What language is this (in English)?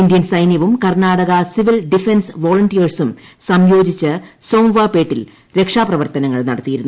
Malayalam